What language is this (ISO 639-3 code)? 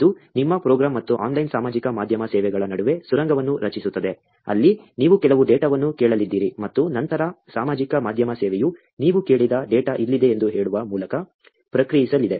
kan